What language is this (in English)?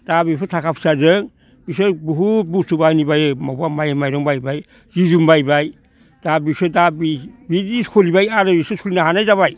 Bodo